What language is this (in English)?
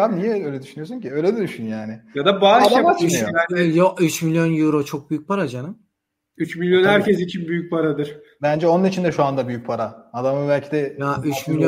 Turkish